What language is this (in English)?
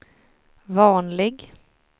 Swedish